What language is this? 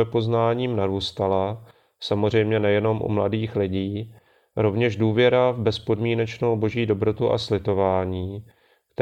Czech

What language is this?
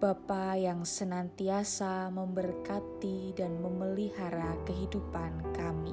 Indonesian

